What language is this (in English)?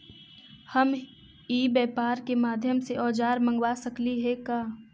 Magahi